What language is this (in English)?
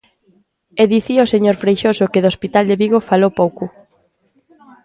Galician